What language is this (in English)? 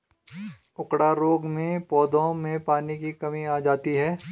Hindi